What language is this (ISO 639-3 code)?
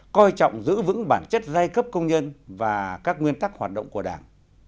vie